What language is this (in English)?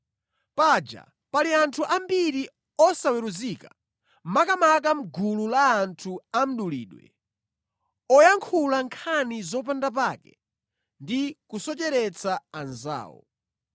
Nyanja